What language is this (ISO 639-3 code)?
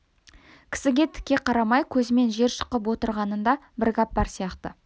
kaz